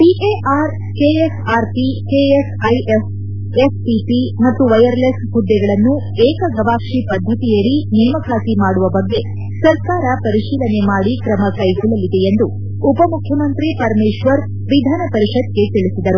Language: Kannada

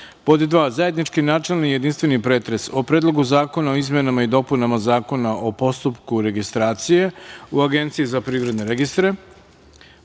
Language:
Serbian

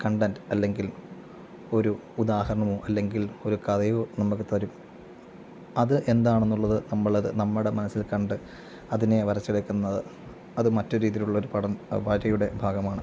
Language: Malayalam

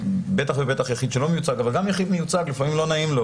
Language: Hebrew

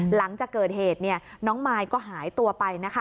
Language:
Thai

